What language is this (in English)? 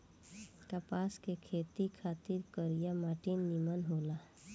Bhojpuri